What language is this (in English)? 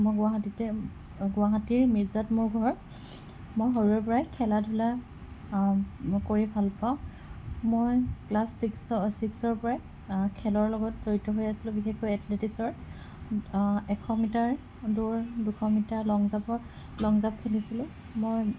Assamese